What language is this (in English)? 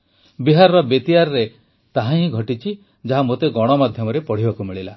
Odia